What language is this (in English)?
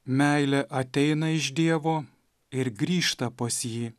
Lithuanian